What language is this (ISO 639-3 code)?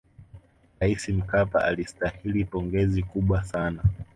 swa